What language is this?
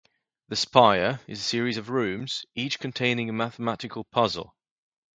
English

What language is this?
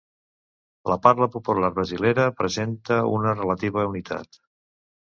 Catalan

